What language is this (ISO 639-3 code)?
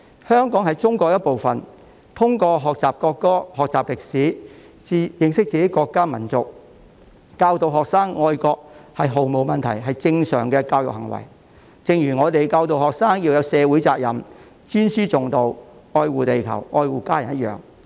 yue